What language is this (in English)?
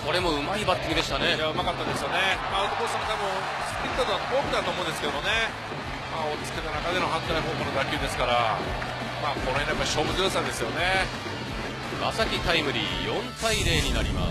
Japanese